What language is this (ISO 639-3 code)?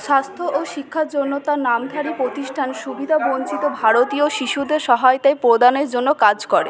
ben